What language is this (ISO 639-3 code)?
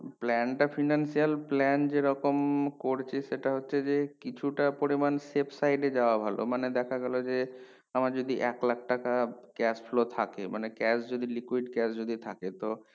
ben